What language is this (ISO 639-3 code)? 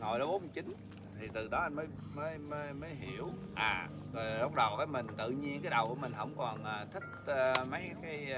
vie